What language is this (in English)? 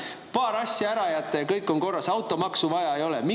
Estonian